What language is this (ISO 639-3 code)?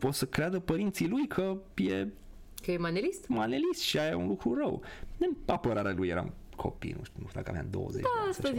ron